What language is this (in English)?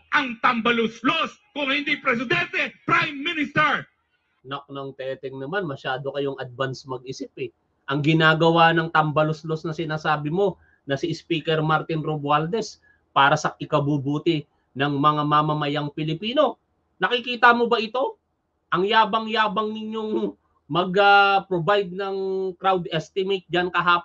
Filipino